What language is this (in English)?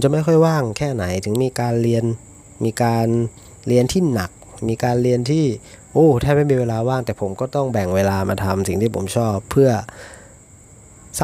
Thai